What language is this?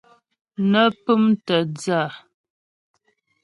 Ghomala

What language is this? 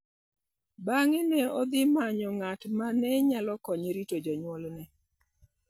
Luo (Kenya and Tanzania)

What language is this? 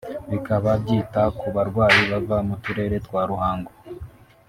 Kinyarwanda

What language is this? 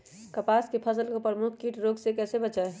Magahi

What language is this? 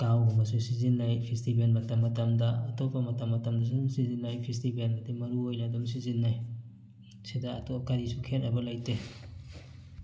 Manipuri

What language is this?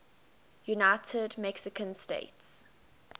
English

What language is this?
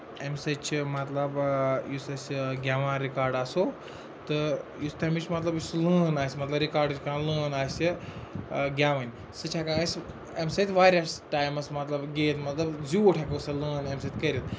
Kashmiri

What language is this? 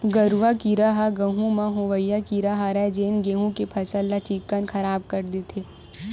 Chhattisgarhi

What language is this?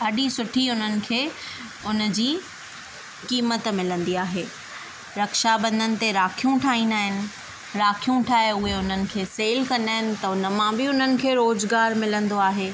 Sindhi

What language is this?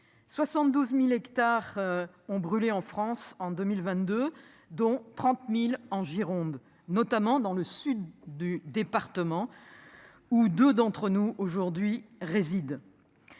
French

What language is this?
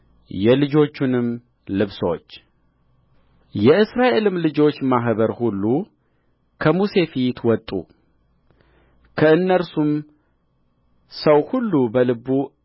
Amharic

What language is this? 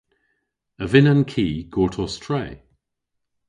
Cornish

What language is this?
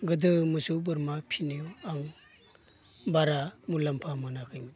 Bodo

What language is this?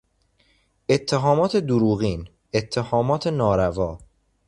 Persian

